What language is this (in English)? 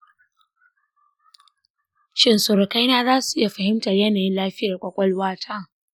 Hausa